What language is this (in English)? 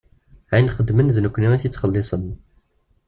Kabyle